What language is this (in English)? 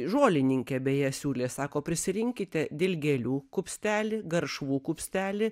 Lithuanian